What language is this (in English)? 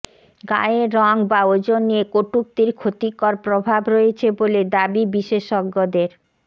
Bangla